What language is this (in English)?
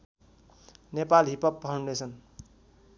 Nepali